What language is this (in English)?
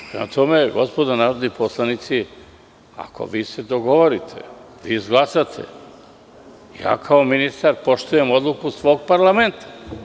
Serbian